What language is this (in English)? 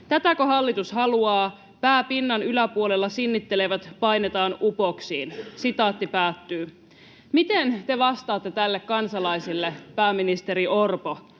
Finnish